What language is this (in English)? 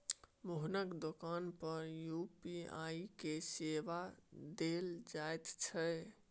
Maithili